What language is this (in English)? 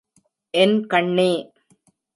Tamil